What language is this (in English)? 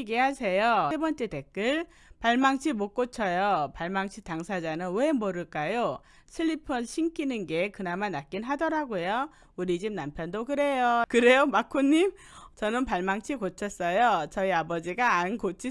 Korean